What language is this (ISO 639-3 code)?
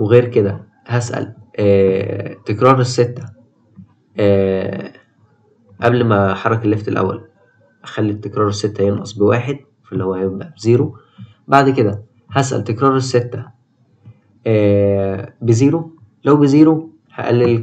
ara